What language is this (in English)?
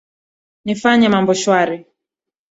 Swahili